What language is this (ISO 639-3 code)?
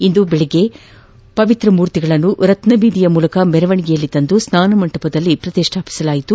kan